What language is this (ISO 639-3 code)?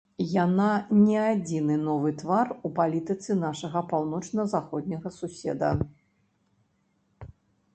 bel